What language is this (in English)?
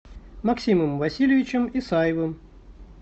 Russian